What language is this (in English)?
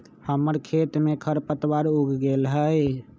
Magahi